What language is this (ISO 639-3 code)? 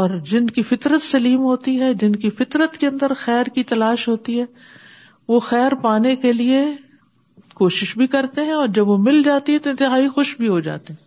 urd